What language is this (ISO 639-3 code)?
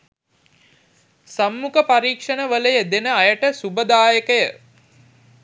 sin